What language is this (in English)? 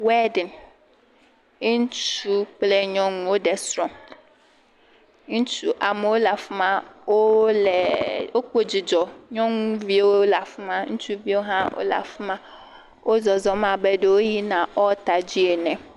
Ewe